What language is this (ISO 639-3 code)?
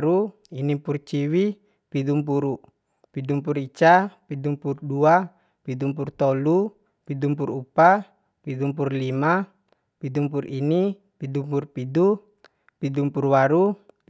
bhp